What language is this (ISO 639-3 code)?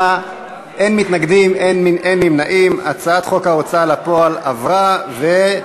heb